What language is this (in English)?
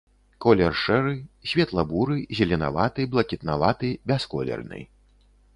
Belarusian